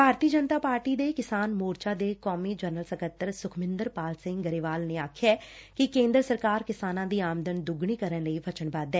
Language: Punjabi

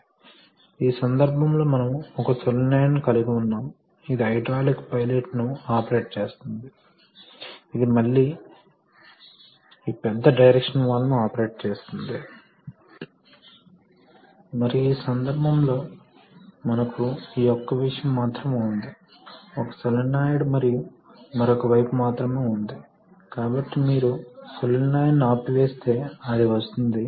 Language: Telugu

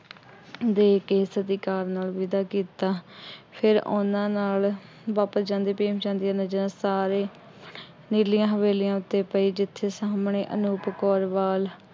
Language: Punjabi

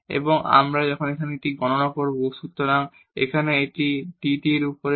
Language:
Bangla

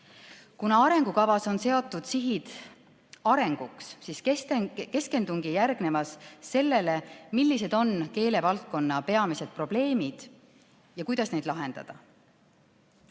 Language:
Estonian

